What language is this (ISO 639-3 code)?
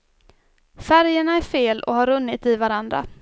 swe